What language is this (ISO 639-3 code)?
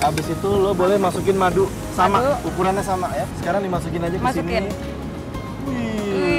ind